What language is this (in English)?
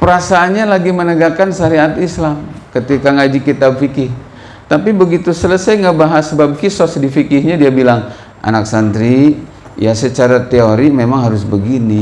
Indonesian